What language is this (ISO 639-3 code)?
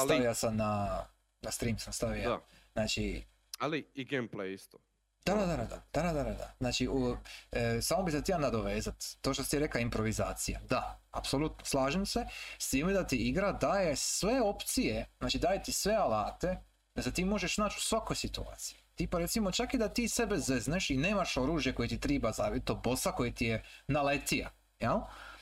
hrv